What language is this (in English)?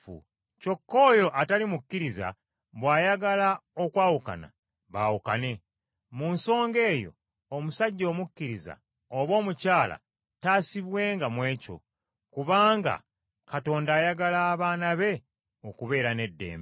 Ganda